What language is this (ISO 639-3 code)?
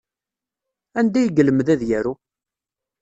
kab